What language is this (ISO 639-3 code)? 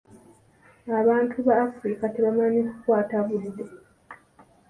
lug